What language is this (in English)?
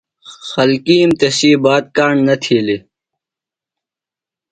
Phalura